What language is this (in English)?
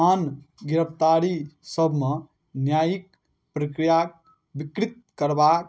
Maithili